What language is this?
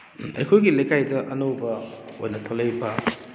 Manipuri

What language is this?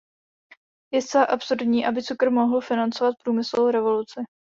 Czech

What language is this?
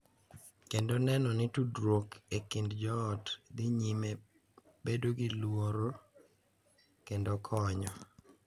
Luo (Kenya and Tanzania)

